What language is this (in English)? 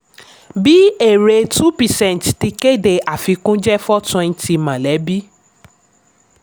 Yoruba